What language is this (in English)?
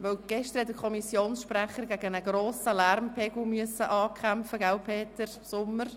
Swiss German